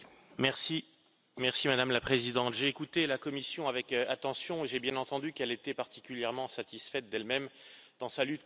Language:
French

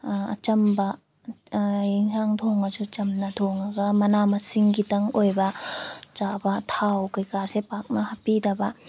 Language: Manipuri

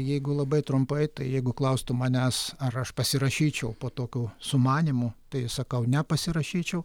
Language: Lithuanian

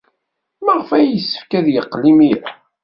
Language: Kabyle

